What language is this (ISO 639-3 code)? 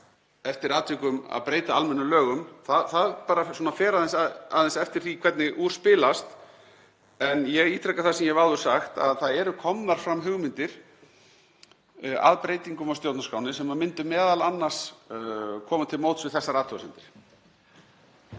isl